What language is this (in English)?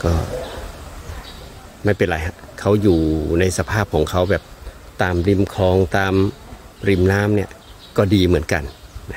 Thai